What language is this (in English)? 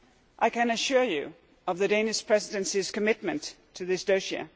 English